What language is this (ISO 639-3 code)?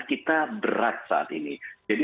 ind